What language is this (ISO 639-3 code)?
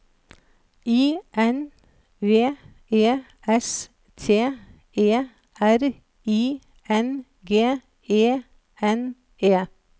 nor